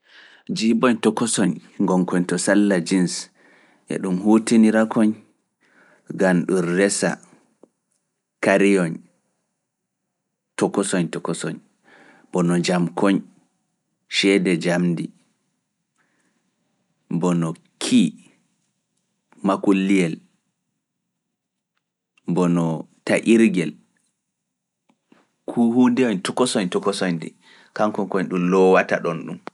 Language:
Fula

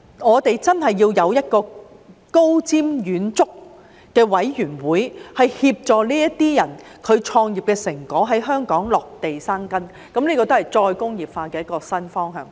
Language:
Cantonese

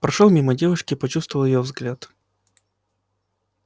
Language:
Russian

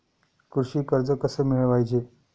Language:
Marathi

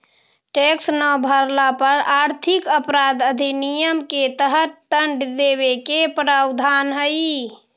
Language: Magahi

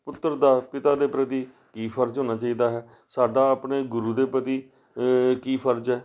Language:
Punjabi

